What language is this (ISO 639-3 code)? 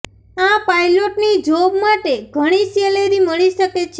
guj